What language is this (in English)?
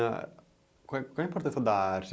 Portuguese